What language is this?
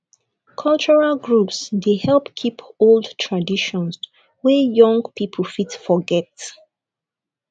Nigerian Pidgin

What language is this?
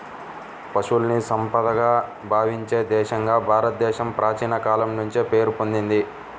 Telugu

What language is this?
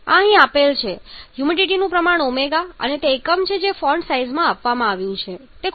Gujarati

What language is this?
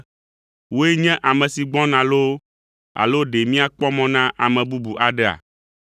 Ewe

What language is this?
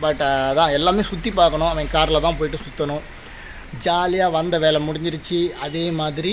Hindi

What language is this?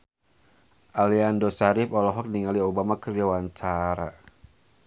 Sundanese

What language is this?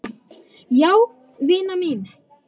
Icelandic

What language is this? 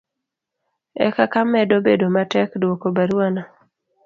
Luo (Kenya and Tanzania)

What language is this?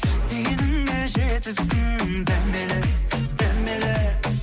Kazakh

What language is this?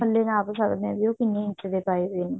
Punjabi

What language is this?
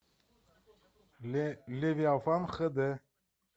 Russian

